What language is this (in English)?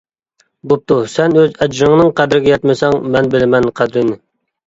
Uyghur